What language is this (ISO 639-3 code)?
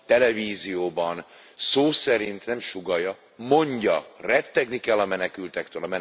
hun